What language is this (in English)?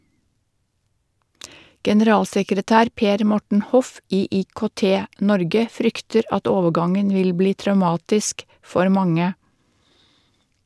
Norwegian